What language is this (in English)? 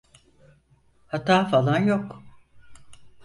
Turkish